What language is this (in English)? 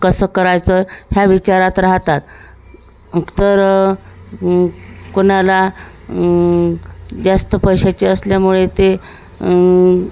Marathi